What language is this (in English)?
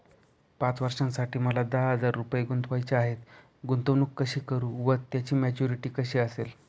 Marathi